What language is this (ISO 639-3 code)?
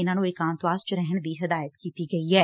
pan